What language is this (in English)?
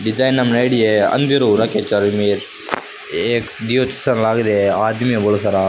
Rajasthani